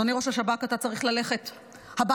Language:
Hebrew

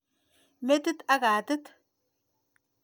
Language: Kalenjin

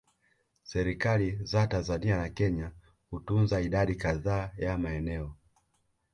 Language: Swahili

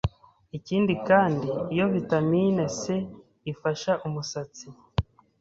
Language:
Kinyarwanda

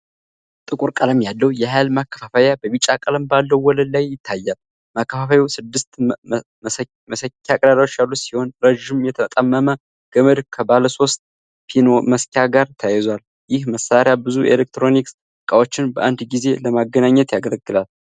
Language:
Amharic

